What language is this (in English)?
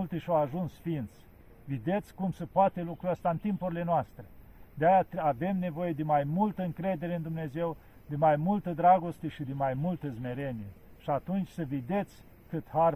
Romanian